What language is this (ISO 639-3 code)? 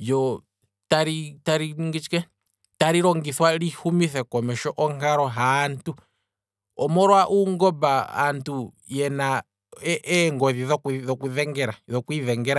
kwm